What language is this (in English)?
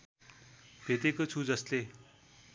Nepali